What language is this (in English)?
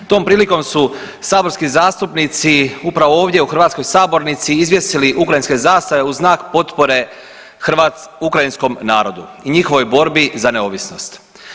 Croatian